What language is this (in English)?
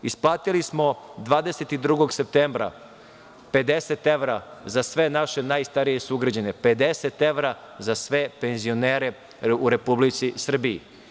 Serbian